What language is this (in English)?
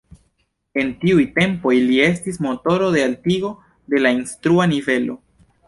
Esperanto